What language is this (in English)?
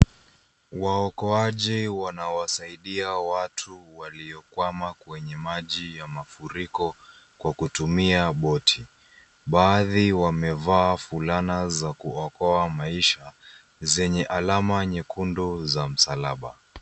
Swahili